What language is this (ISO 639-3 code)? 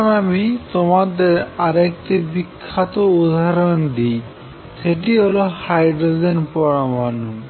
ben